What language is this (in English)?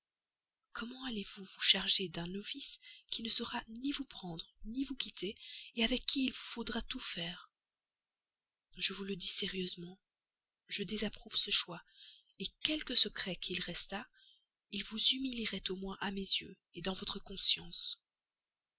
French